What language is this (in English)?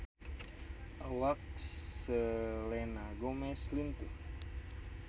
Sundanese